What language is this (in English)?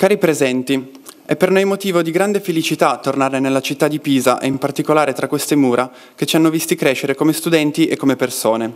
Italian